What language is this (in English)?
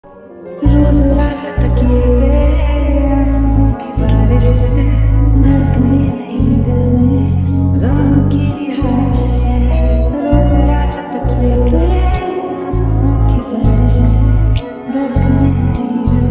Hindi